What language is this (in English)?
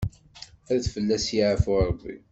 Kabyle